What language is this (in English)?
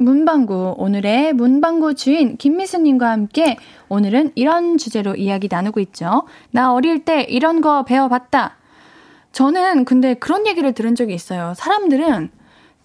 Korean